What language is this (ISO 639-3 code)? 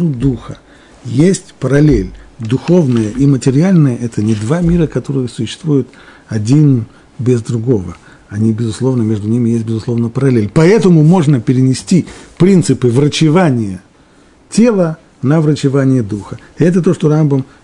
rus